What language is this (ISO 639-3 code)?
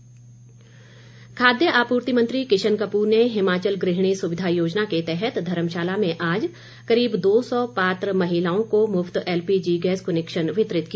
hin